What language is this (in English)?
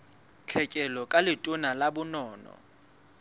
Southern Sotho